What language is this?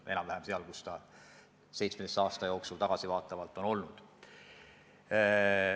Estonian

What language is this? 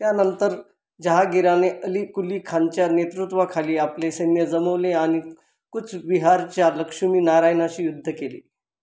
Marathi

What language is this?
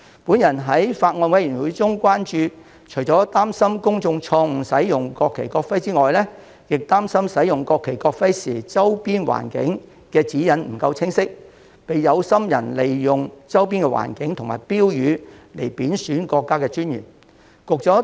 Cantonese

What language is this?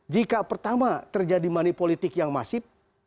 Indonesian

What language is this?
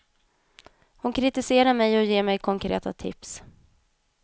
Swedish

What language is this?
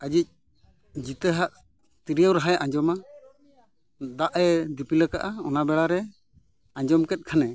Santali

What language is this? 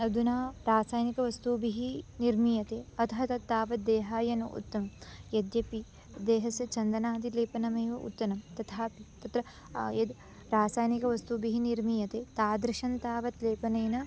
Sanskrit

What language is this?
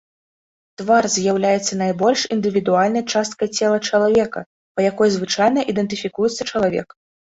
Belarusian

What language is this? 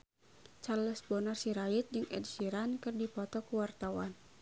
Sundanese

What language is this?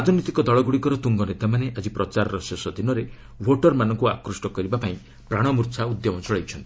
Odia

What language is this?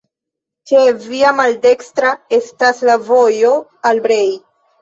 Esperanto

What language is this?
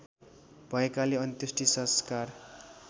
Nepali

